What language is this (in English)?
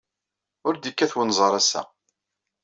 Kabyle